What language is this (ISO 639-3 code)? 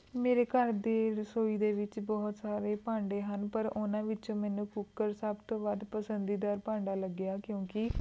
pan